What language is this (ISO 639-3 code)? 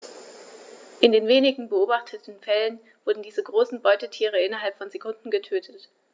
deu